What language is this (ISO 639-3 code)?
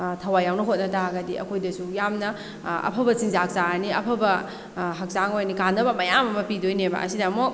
mni